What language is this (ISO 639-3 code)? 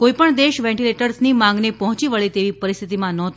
guj